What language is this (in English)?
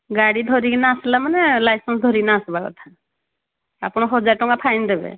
Odia